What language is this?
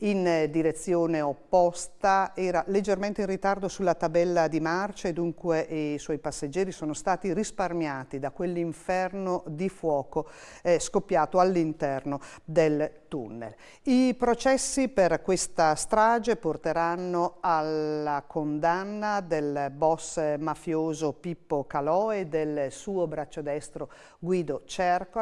Italian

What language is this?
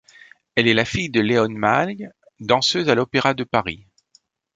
French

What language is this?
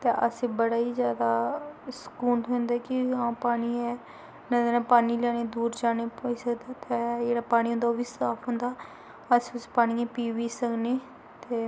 Dogri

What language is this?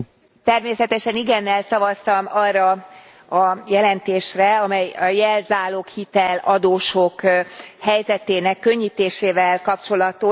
Hungarian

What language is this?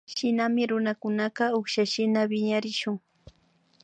Imbabura Highland Quichua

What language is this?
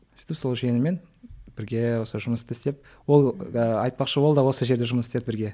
Kazakh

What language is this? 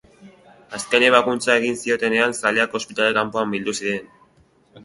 Basque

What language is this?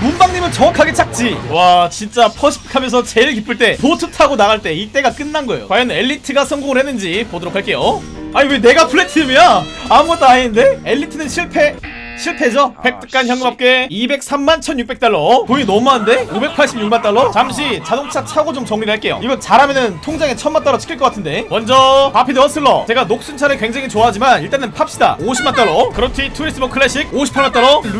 Korean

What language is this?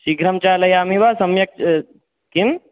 Sanskrit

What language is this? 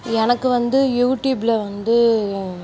Tamil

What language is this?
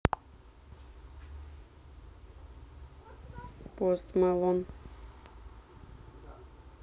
Russian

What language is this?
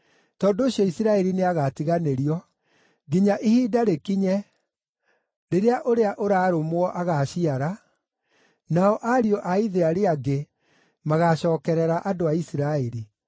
Kikuyu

